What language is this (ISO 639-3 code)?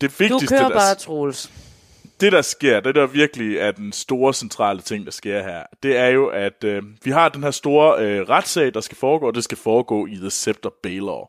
dan